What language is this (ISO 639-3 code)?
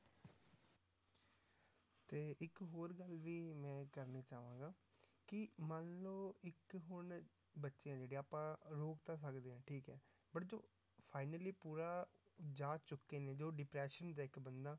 pan